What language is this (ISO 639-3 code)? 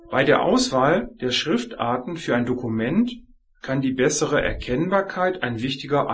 deu